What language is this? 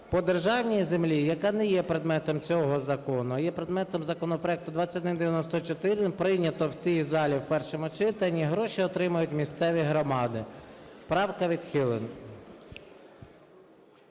Ukrainian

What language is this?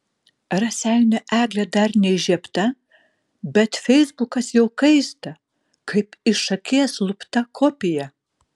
Lithuanian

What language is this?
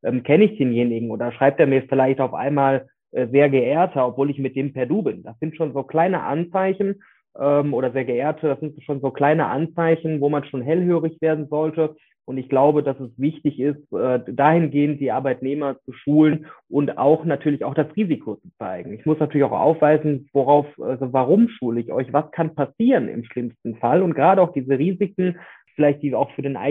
German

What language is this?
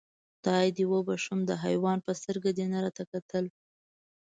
Pashto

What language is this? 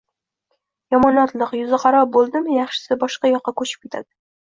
Uzbek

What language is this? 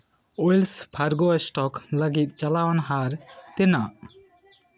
Santali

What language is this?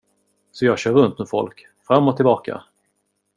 Swedish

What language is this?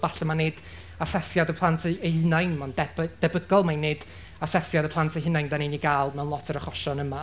Welsh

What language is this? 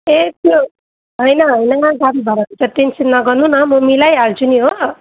Nepali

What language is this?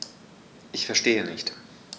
German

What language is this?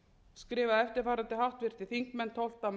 Icelandic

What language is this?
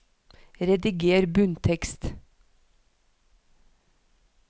Norwegian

